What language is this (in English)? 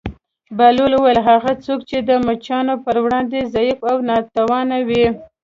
Pashto